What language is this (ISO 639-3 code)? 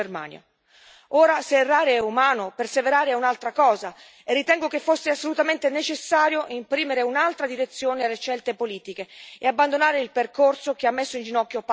ita